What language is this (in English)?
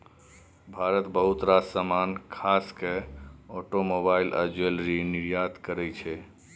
Maithili